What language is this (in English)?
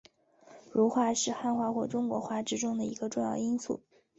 Chinese